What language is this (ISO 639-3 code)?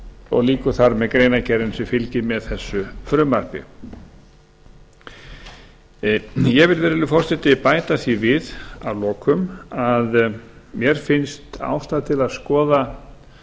isl